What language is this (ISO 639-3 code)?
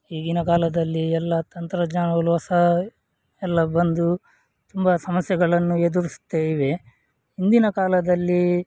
kan